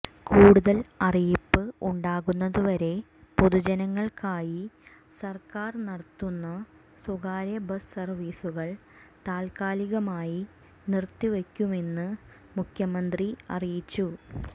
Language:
Malayalam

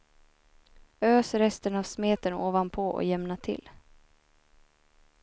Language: Swedish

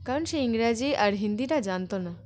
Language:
Bangla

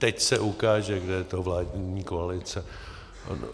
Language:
Czech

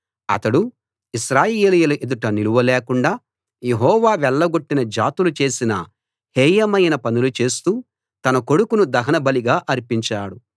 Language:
Telugu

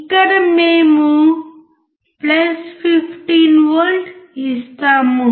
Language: Telugu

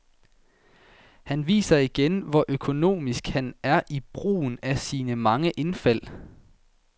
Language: Danish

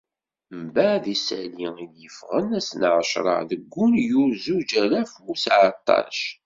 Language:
Kabyle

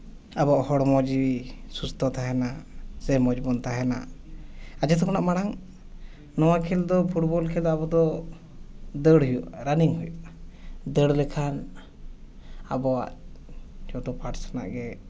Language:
Santali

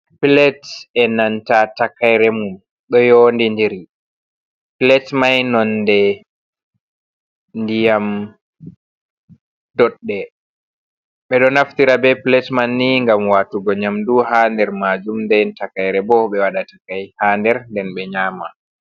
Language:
Fula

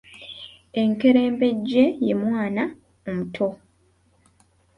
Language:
Ganda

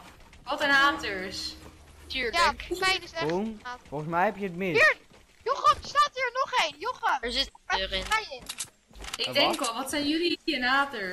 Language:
Dutch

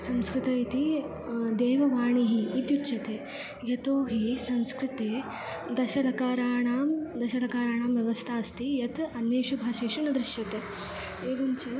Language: Sanskrit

